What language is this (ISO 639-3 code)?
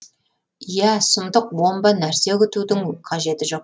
kaz